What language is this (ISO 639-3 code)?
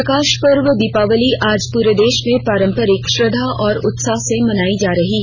hin